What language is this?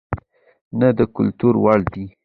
Pashto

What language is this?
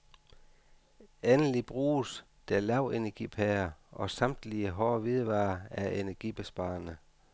Danish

